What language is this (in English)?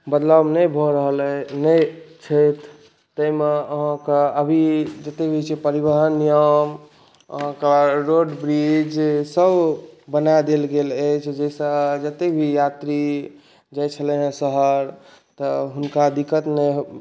Maithili